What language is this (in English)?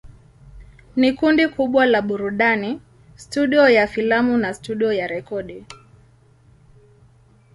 Swahili